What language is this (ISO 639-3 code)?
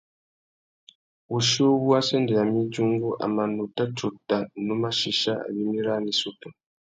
bag